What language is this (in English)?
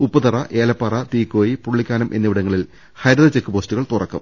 Malayalam